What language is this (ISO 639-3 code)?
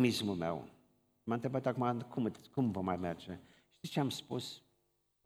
ron